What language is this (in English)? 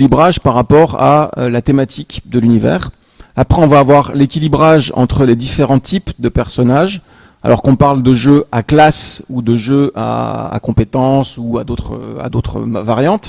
French